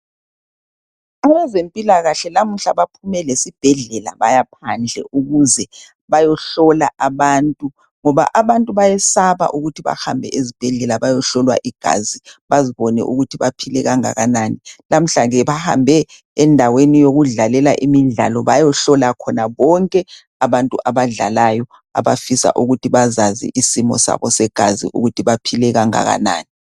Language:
North Ndebele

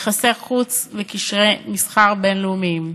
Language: Hebrew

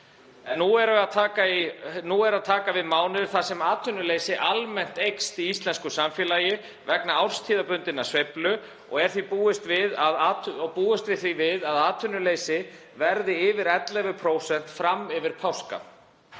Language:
Icelandic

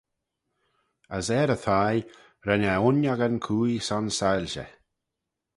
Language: Manx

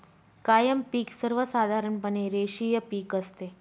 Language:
Marathi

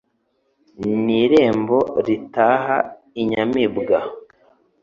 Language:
Kinyarwanda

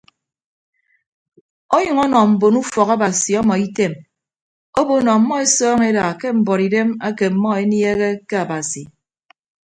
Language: Ibibio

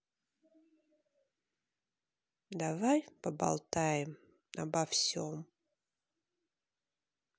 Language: Russian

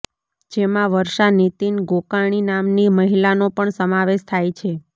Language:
Gujarati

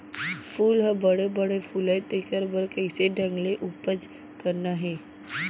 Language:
Chhattisgarhi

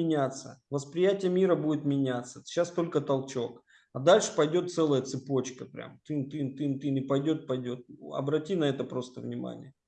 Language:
Russian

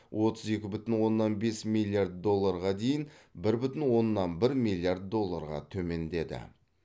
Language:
Kazakh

